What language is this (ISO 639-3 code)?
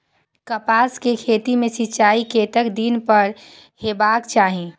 mai